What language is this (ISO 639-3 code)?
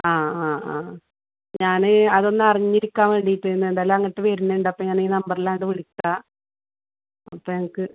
mal